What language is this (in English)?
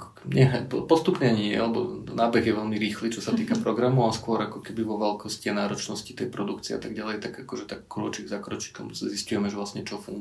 Slovak